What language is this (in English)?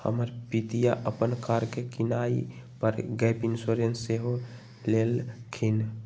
Magahi